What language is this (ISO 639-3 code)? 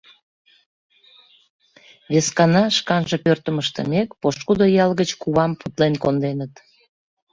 chm